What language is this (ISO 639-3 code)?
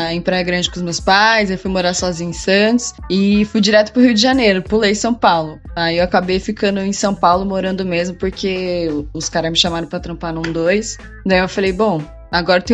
por